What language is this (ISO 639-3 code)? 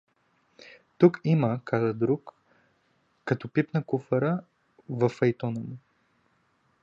bul